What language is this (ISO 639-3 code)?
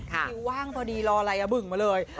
tha